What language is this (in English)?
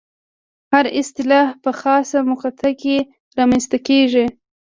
Pashto